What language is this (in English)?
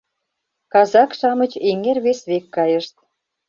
Mari